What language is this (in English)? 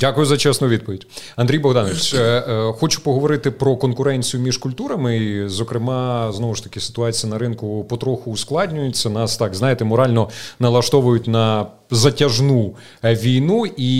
Ukrainian